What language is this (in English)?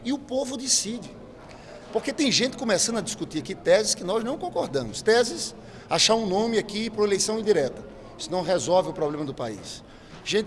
Portuguese